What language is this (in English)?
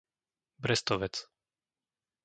Slovak